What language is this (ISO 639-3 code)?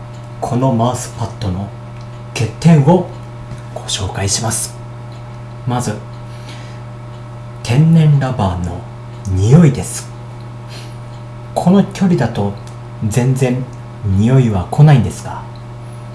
jpn